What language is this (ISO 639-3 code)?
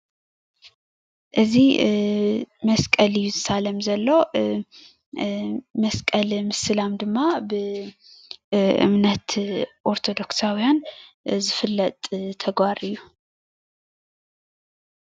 tir